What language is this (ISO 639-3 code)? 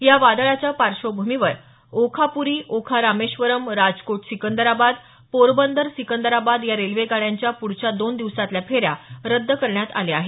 mar